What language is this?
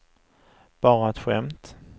Swedish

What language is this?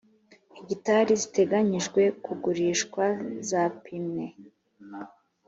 Kinyarwanda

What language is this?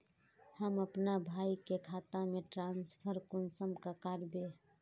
Magahi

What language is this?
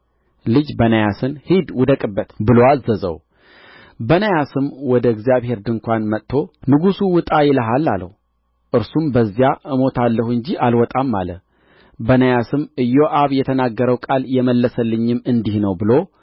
Amharic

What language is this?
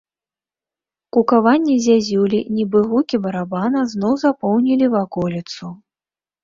Belarusian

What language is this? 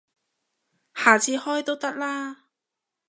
Cantonese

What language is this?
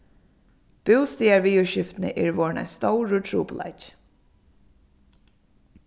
Faroese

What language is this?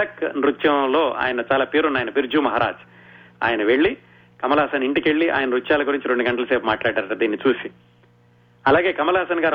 Telugu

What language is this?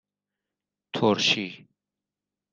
Persian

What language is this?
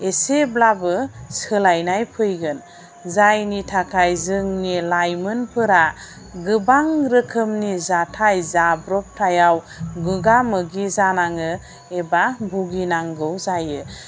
Bodo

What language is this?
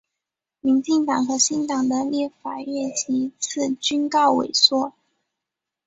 Chinese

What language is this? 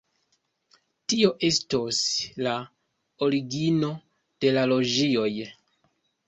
Esperanto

